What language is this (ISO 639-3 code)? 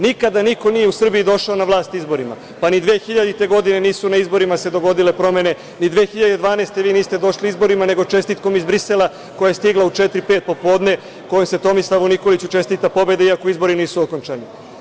srp